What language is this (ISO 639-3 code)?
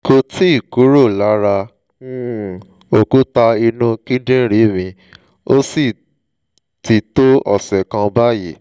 yor